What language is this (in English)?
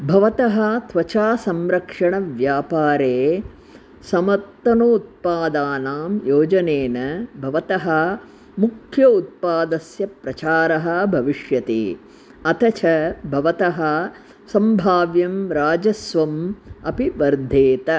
Sanskrit